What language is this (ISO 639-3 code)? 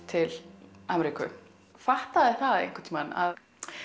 isl